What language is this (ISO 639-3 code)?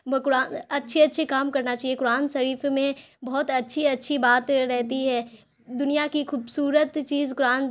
urd